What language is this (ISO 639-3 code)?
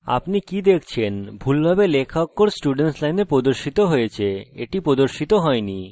ben